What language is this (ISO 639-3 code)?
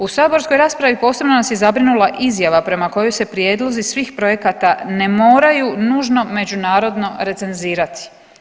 hrv